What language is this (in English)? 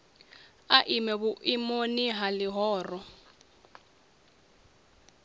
Venda